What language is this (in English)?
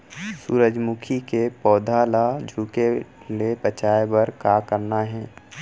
Chhattisgarhi